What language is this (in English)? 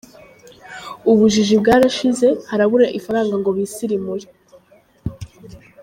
Kinyarwanda